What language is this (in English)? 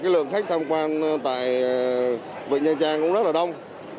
Vietnamese